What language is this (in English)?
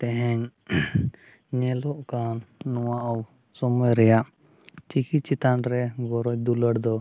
Santali